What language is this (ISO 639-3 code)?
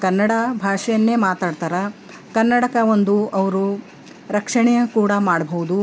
kan